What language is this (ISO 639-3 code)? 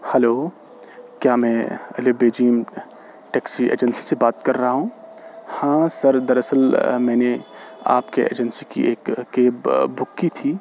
urd